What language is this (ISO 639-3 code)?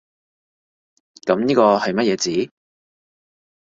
yue